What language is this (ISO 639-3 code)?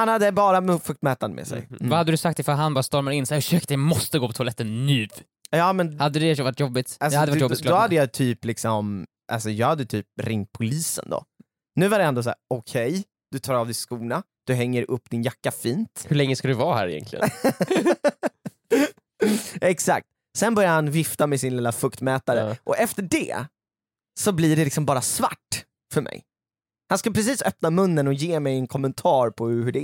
swe